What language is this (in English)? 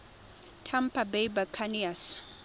Tswana